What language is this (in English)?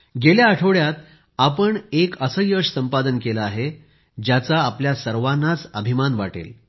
Marathi